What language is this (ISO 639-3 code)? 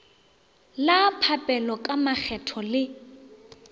nso